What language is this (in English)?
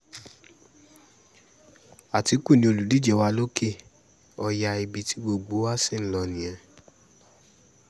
Yoruba